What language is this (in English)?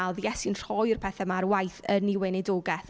Welsh